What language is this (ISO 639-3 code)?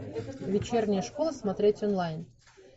rus